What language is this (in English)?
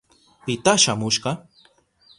Southern Pastaza Quechua